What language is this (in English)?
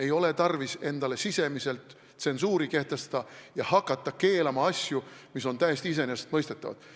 Estonian